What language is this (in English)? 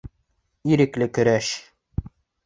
Bashkir